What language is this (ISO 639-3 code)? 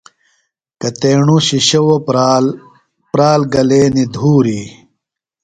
phl